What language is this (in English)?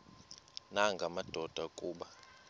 Xhosa